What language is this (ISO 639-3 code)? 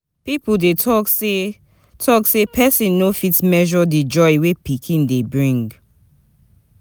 pcm